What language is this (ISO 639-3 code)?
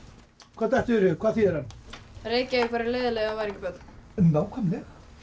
isl